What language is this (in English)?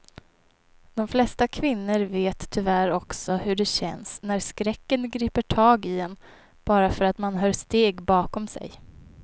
Swedish